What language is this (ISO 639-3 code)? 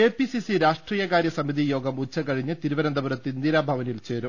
mal